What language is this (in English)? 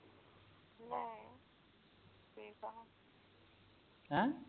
Punjabi